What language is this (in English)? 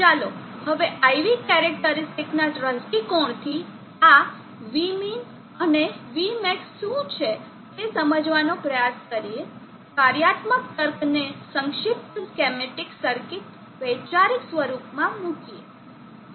Gujarati